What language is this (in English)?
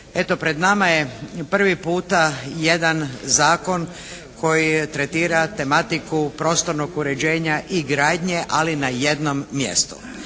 Croatian